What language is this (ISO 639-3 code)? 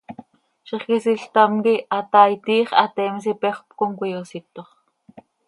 sei